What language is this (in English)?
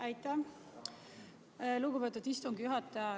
Estonian